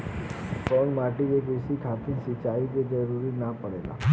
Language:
Bhojpuri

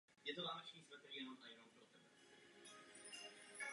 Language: Czech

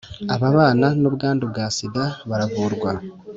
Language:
Kinyarwanda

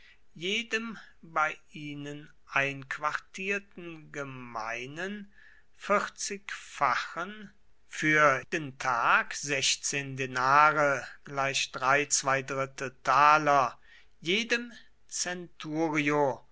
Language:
German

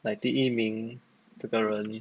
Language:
English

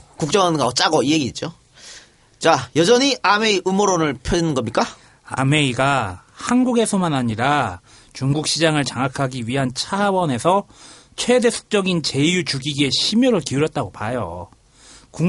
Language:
Korean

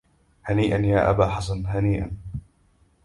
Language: Arabic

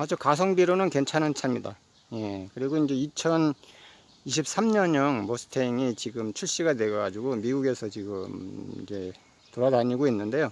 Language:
Korean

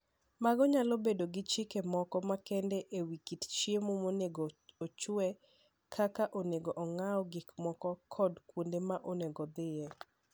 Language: Luo (Kenya and Tanzania)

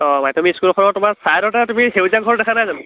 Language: Assamese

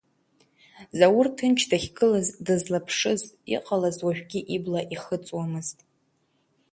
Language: Abkhazian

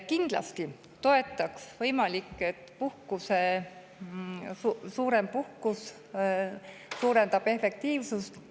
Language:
Estonian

